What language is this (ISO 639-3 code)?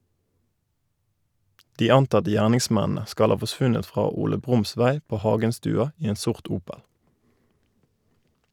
nor